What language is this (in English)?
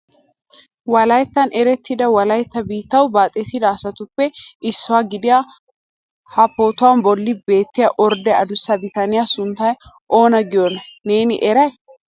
Wolaytta